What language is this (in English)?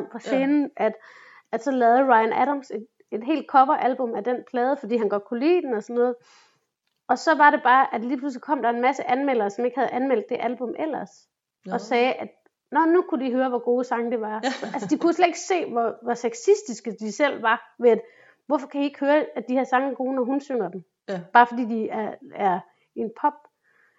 Danish